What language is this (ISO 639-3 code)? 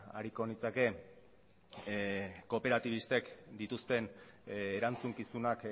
eus